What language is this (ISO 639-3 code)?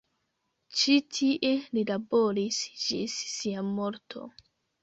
epo